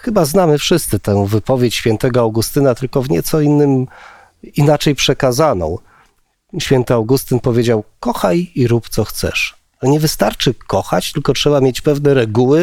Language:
Polish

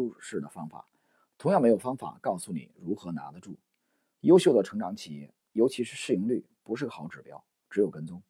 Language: Chinese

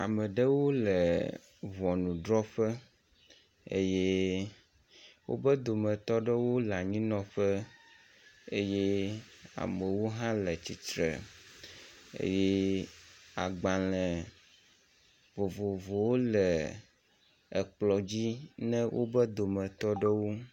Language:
Ewe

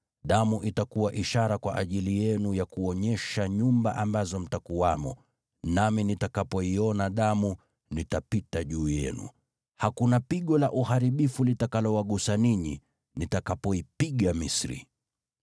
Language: Swahili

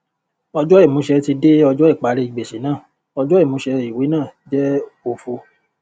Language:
Yoruba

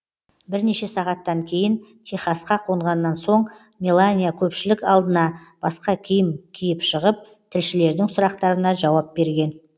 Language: Kazakh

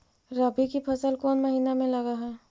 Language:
Magahi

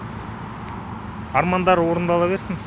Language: Kazakh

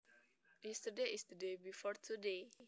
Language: Javanese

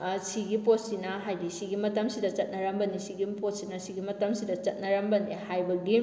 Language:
Manipuri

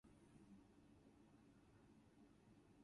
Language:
English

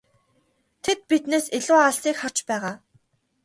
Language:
Mongolian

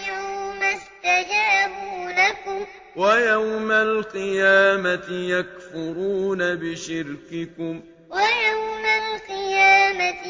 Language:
Arabic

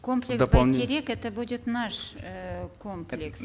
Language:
Kazakh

